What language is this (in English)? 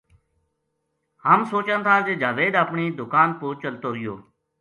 Gujari